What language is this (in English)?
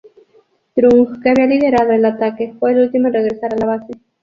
Spanish